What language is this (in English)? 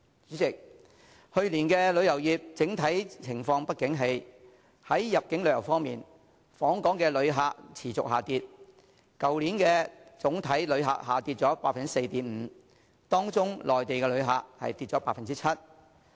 Cantonese